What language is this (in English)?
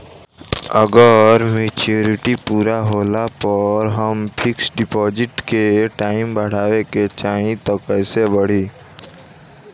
Bhojpuri